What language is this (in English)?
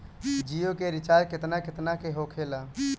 Bhojpuri